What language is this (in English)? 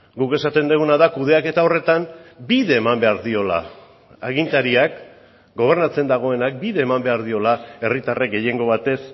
Basque